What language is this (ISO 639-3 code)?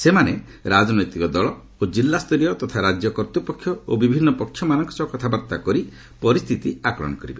ori